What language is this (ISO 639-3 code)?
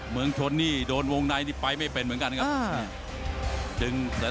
tha